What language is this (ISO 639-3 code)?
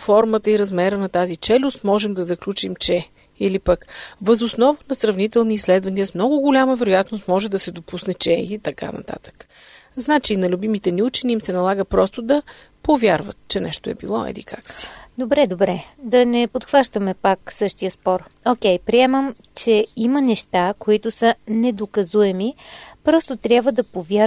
bul